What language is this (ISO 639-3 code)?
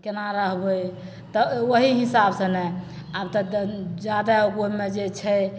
mai